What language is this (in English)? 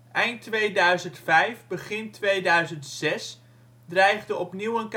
Dutch